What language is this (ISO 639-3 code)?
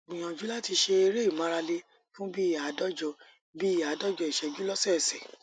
yor